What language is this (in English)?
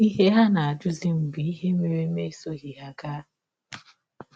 Igbo